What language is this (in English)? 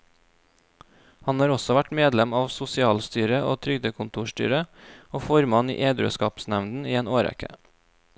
Norwegian